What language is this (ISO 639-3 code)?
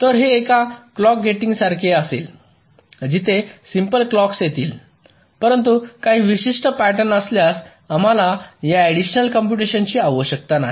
mar